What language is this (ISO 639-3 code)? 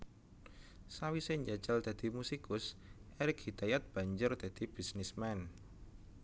jav